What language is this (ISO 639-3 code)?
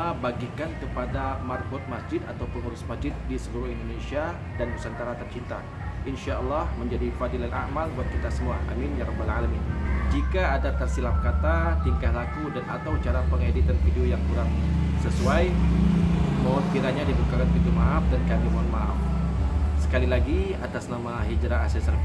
ind